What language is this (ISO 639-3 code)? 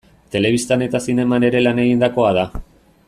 eus